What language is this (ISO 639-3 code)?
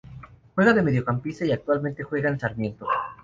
spa